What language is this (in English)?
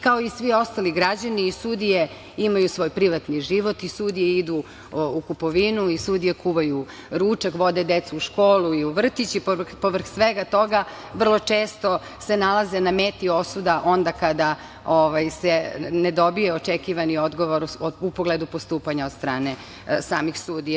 Serbian